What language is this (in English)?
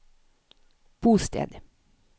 Norwegian